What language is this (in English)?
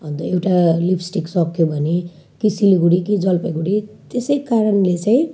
Nepali